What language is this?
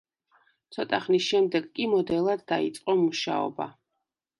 Georgian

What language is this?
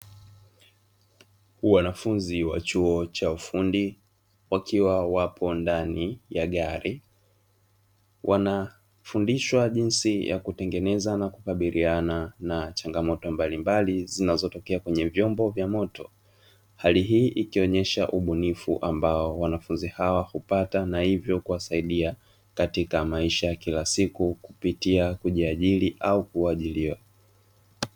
Swahili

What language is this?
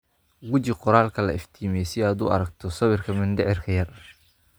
Somali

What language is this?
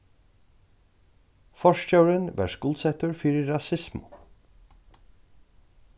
Faroese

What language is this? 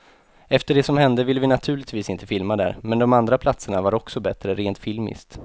Swedish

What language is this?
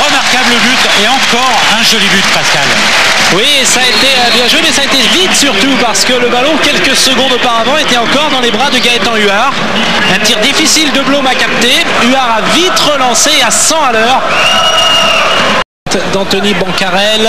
French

